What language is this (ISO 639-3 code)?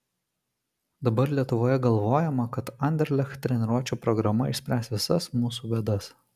lit